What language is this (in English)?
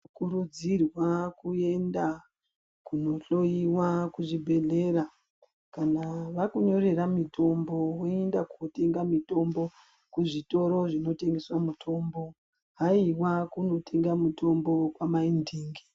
Ndau